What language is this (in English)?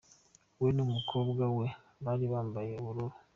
Kinyarwanda